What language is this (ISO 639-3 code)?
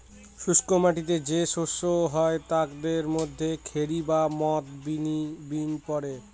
ben